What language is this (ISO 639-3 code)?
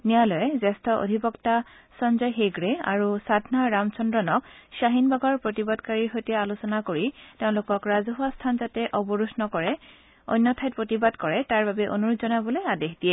asm